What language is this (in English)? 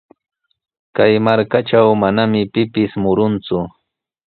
Sihuas Ancash Quechua